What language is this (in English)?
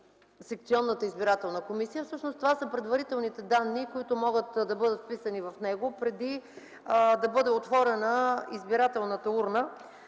Bulgarian